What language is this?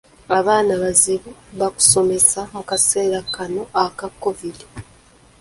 Ganda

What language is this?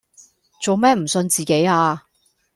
Cantonese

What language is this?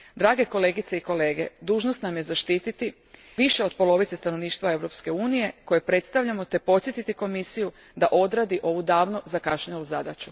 Croatian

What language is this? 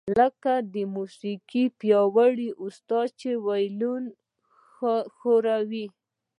Pashto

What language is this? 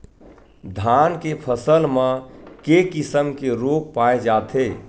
Chhattisgarhi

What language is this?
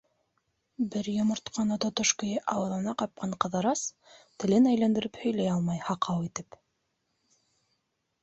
Bashkir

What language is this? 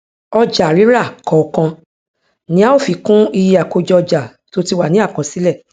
Yoruba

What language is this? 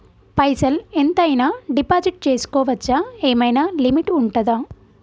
Telugu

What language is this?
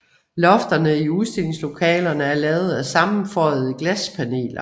Danish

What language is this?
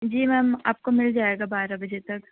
Urdu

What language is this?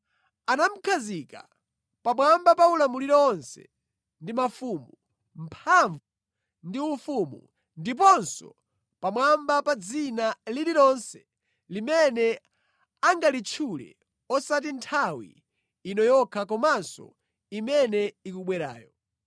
Nyanja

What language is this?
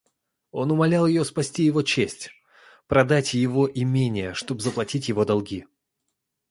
Russian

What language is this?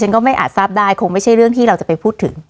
Thai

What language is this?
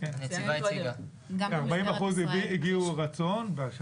Hebrew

